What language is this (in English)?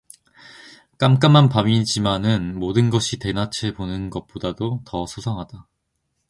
Korean